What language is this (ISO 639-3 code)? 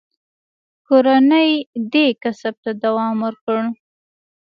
pus